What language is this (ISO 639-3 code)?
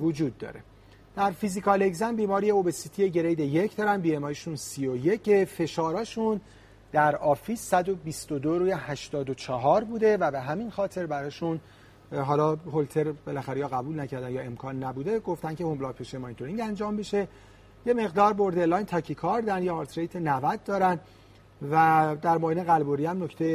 fas